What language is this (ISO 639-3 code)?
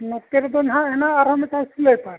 sat